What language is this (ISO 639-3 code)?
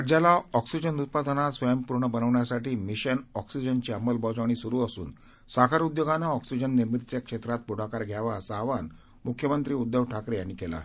mar